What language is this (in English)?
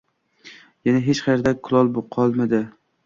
Uzbek